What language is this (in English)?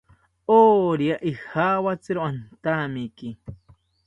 South Ucayali Ashéninka